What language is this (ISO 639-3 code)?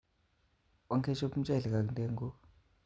kln